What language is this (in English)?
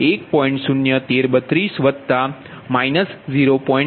Gujarati